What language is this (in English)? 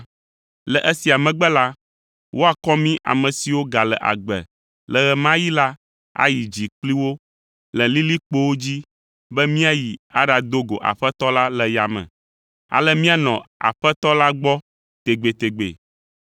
Ewe